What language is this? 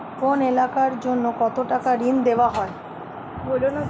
Bangla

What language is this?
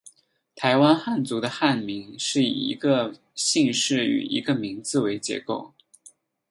Chinese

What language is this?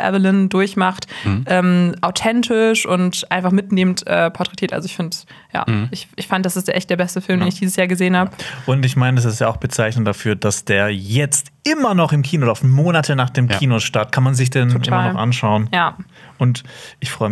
German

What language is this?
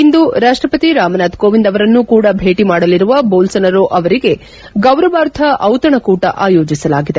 Kannada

